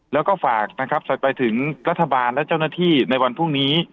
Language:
Thai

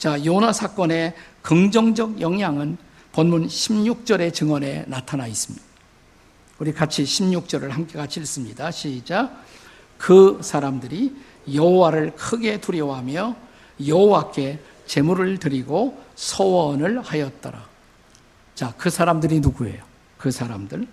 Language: Korean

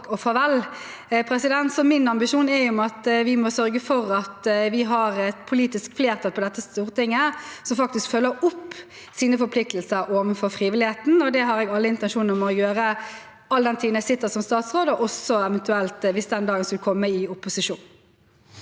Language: Norwegian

